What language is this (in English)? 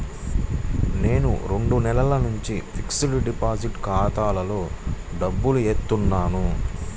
Telugu